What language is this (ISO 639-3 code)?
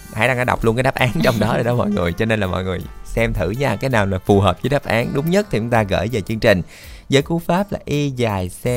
vie